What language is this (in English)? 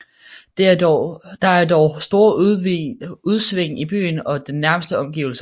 Danish